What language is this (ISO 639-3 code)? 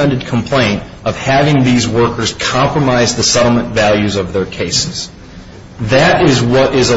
eng